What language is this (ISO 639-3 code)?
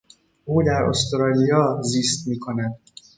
fas